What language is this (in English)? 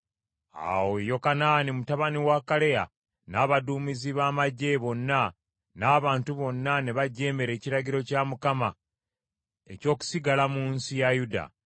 Ganda